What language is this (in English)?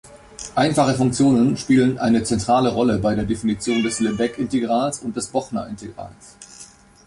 German